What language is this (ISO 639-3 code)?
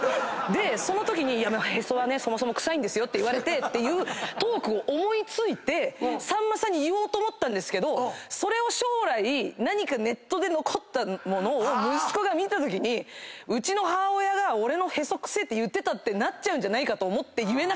jpn